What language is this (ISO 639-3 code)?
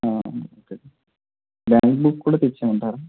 tel